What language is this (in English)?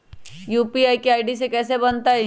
Magahi